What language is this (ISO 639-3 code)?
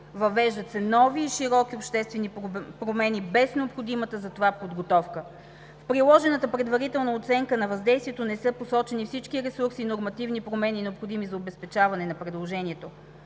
bul